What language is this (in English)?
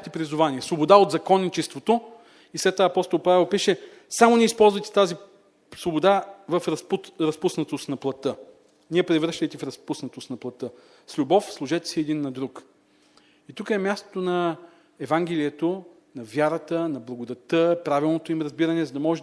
Bulgarian